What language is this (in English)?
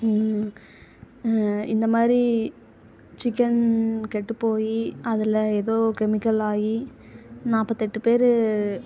Tamil